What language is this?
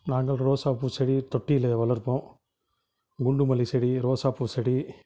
Tamil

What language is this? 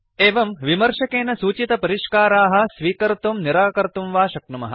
Sanskrit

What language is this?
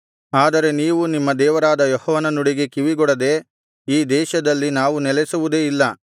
Kannada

